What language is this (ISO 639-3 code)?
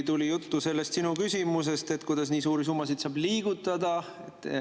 est